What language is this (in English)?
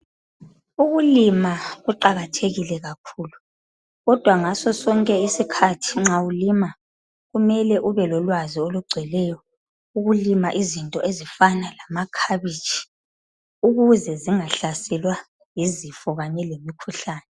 North Ndebele